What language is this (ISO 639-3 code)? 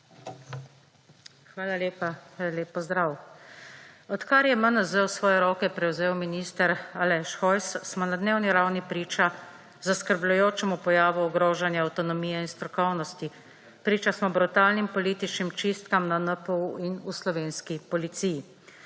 slv